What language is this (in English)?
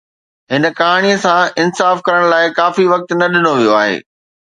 Sindhi